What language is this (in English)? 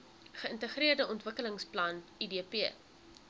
Afrikaans